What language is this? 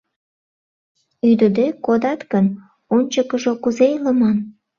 Mari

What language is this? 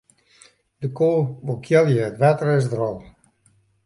Western Frisian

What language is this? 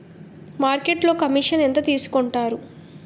Telugu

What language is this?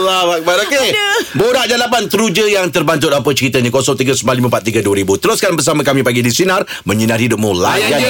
Malay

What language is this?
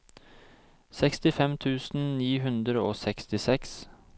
Norwegian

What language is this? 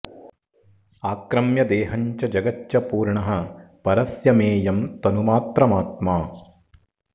Sanskrit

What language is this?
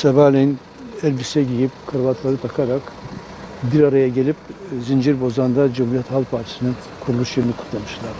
Turkish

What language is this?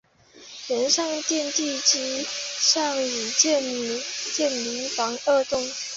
Chinese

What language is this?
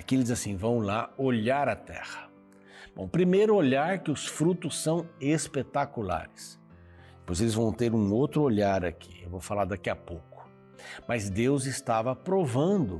Portuguese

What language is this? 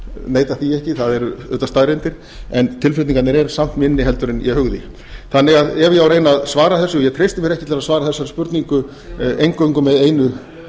Icelandic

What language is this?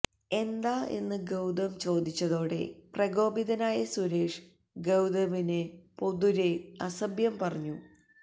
Malayalam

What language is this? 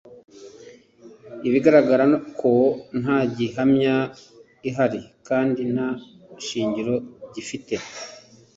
Kinyarwanda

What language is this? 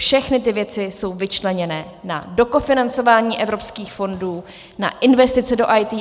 Czech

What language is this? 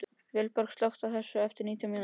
Icelandic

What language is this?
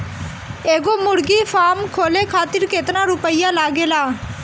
Bhojpuri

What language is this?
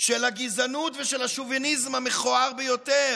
Hebrew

